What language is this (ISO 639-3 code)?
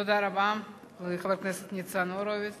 heb